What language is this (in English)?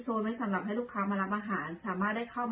Thai